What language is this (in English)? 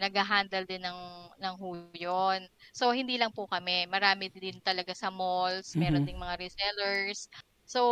Filipino